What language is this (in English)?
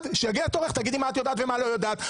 Hebrew